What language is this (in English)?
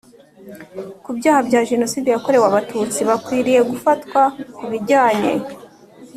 Kinyarwanda